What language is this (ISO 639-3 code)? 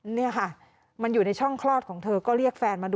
tha